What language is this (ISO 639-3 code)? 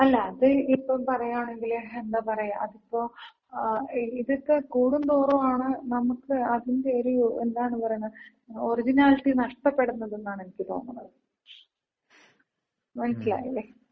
mal